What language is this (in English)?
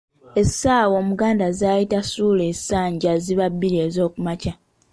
Ganda